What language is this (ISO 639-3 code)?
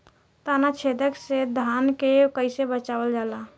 bho